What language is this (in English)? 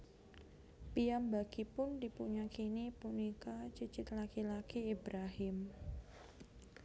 Javanese